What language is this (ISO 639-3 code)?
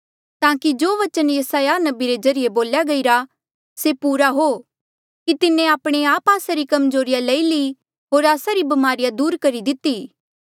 mjl